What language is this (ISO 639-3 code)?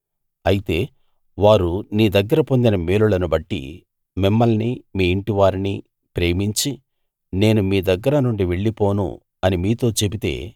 tel